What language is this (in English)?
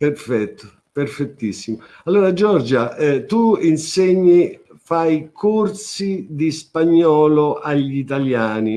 Italian